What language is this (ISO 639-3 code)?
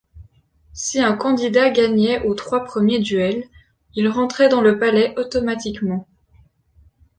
fra